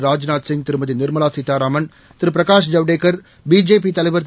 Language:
Tamil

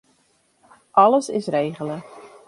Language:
Western Frisian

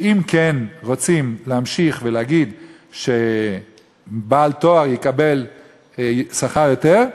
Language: Hebrew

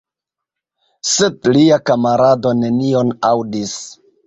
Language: Esperanto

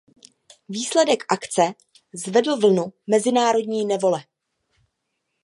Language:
Czech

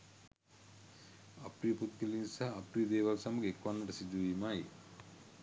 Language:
Sinhala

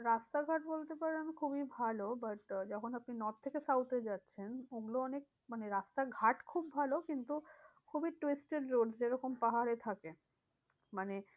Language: Bangla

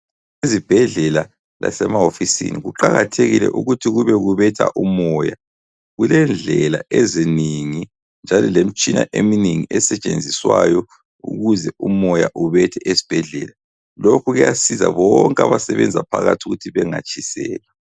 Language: North Ndebele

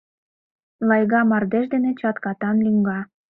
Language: Mari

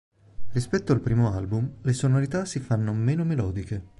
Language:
Italian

